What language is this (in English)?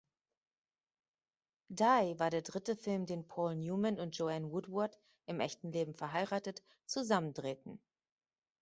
German